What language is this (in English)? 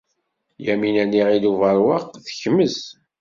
Kabyle